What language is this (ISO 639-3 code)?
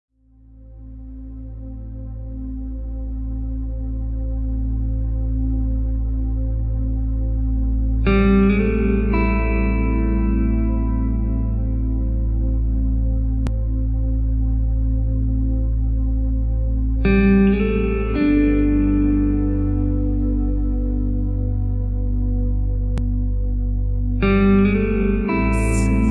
rus